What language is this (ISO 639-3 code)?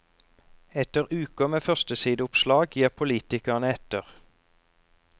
nor